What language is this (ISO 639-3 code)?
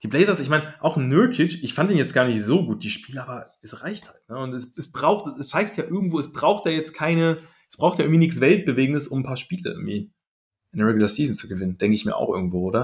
deu